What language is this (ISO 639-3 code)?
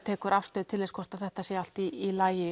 isl